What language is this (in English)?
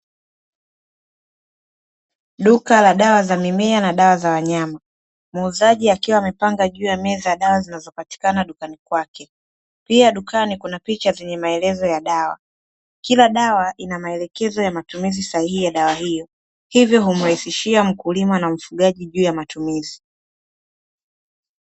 Swahili